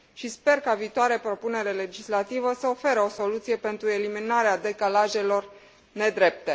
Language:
Romanian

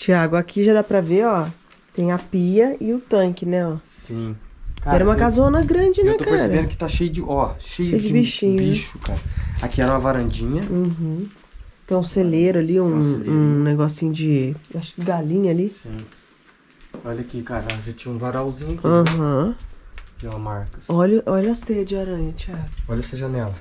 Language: Portuguese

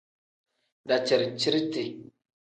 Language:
Tem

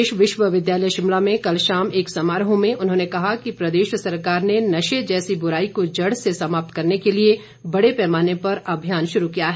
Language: Hindi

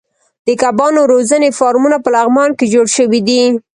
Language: Pashto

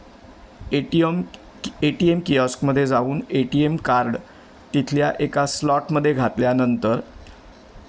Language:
Marathi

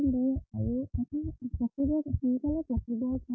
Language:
Assamese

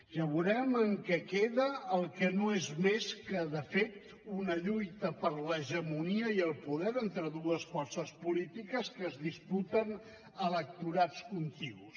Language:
Catalan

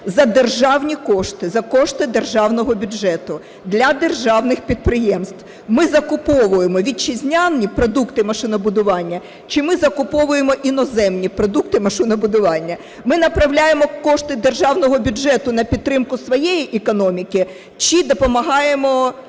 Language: Ukrainian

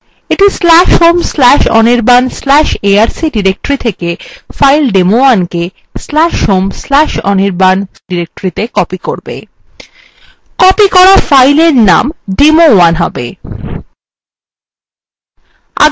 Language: Bangla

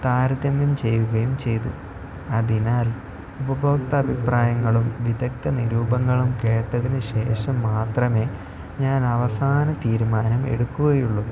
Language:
Malayalam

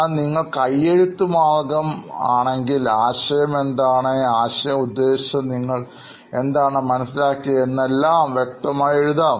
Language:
Malayalam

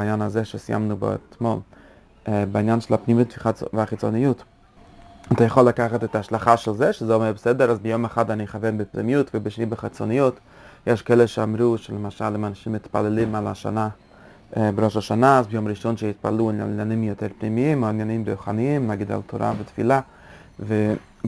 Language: Hebrew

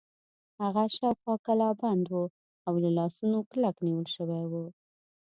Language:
Pashto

